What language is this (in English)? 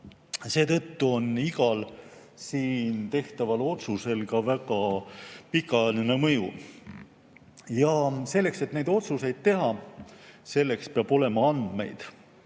Estonian